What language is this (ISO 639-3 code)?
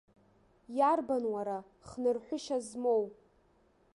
abk